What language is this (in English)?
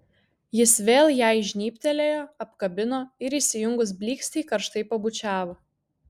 Lithuanian